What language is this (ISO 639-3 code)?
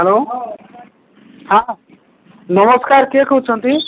ori